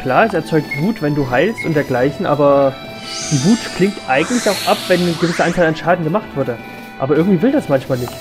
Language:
German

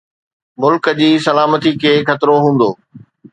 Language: Sindhi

